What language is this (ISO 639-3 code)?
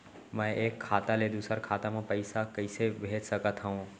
hne